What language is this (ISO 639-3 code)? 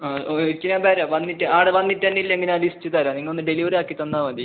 mal